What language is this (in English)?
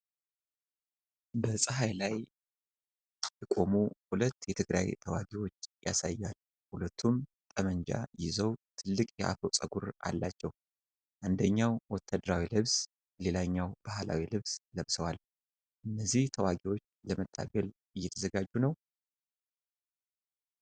Amharic